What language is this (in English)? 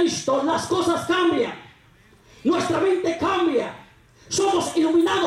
Spanish